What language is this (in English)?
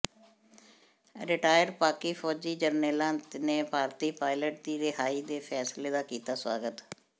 Punjabi